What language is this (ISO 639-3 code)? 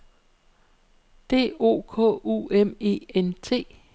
dan